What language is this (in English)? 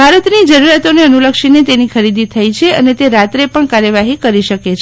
Gujarati